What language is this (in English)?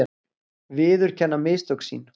Icelandic